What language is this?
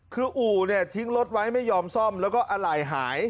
Thai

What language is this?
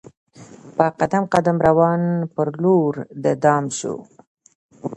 Pashto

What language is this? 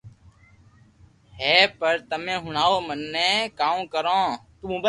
Loarki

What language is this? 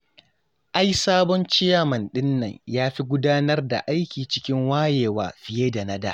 Hausa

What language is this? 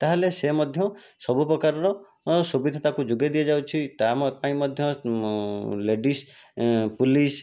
Odia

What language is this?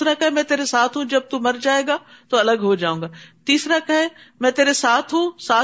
Urdu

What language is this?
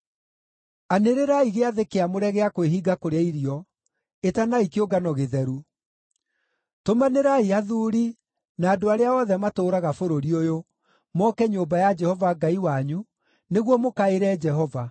Kikuyu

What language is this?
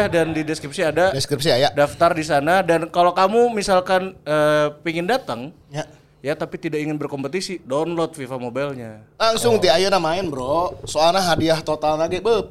Indonesian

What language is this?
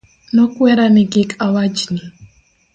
Luo (Kenya and Tanzania)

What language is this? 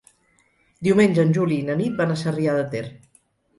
Catalan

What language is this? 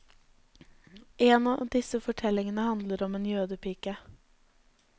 Norwegian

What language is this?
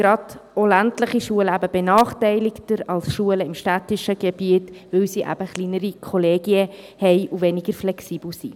Swiss German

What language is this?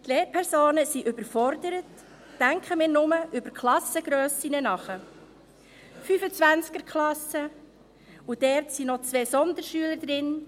Swiss German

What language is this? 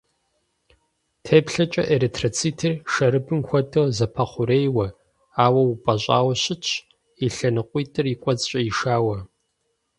Kabardian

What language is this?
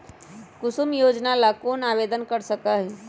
Magahi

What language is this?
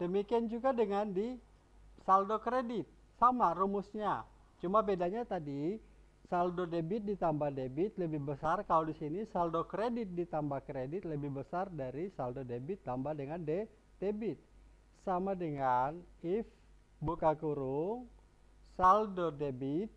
Indonesian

